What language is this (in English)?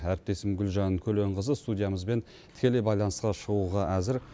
Kazakh